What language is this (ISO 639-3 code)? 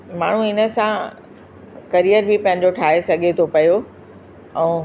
snd